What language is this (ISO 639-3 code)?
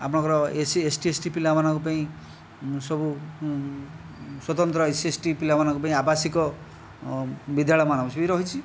ori